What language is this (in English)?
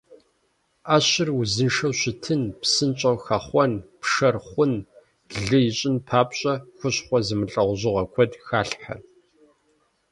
Kabardian